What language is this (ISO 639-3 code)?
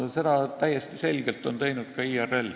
est